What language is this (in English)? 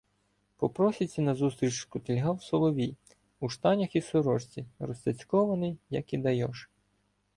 Ukrainian